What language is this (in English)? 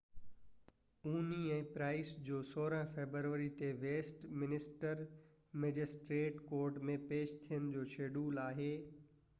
Sindhi